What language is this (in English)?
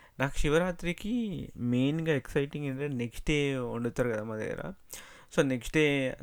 Telugu